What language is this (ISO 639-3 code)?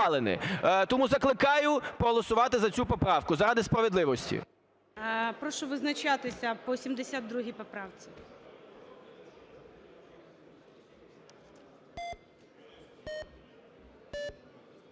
ukr